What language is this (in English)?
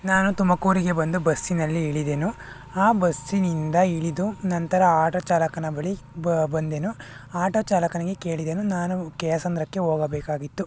Kannada